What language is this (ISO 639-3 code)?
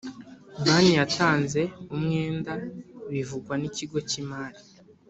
kin